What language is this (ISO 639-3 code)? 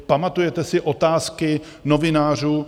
ces